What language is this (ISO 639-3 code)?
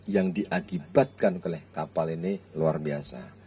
ind